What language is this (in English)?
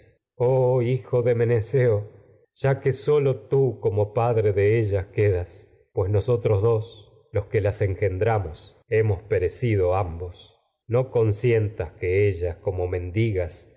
Spanish